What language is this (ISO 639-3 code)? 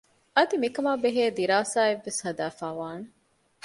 div